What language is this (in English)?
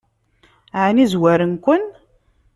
Kabyle